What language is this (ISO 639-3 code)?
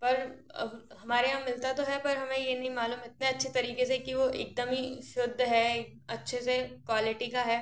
hin